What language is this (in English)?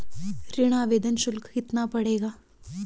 Hindi